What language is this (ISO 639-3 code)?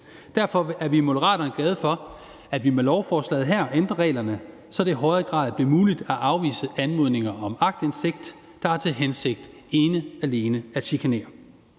dan